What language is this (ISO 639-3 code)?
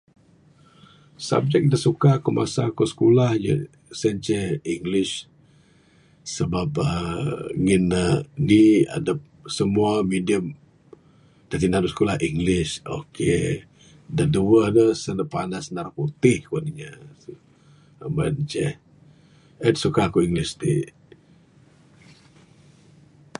sdo